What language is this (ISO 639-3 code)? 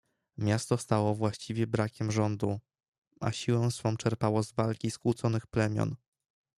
pol